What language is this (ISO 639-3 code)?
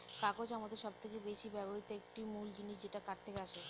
ben